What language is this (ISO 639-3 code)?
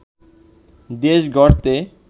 ben